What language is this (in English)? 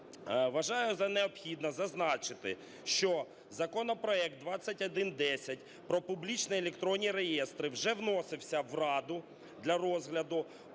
Ukrainian